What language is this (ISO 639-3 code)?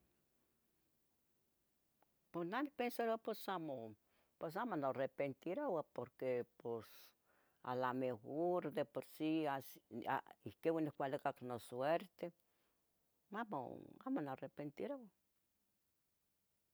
nhg